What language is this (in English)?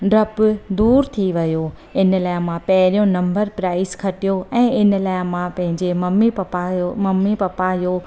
Sindhi